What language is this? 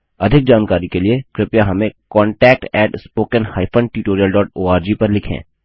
Hindi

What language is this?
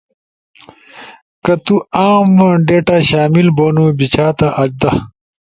Ushojo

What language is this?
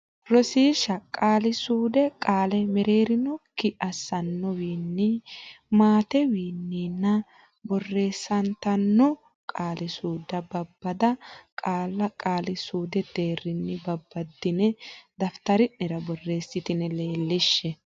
Sidamo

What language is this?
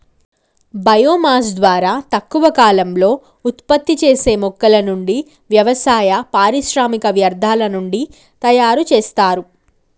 Telugu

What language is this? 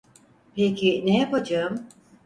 Turkish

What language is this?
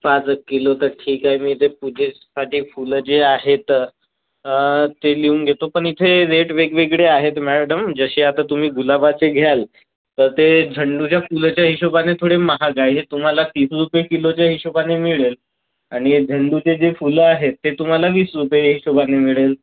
Marathi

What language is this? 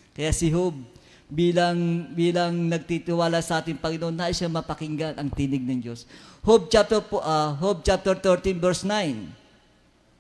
Filipino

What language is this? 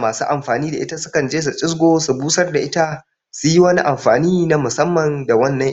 Hausa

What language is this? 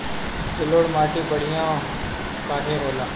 Bhojpuri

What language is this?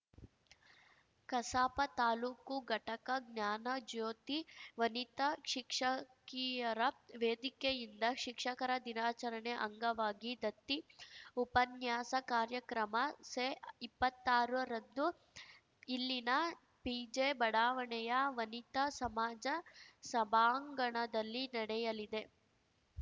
Kannada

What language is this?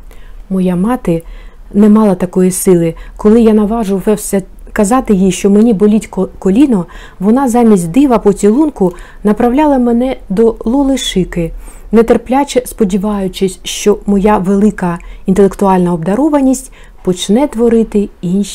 Ukrainian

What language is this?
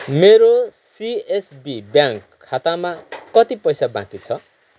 Nepali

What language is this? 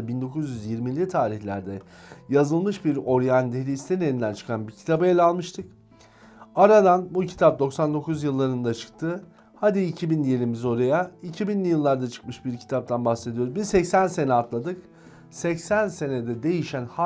Turkish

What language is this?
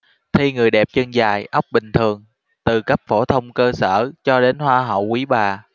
Vietnamese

